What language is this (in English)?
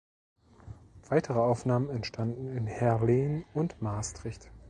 German